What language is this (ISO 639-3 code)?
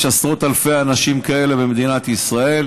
heb